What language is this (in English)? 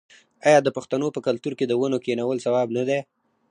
Pashto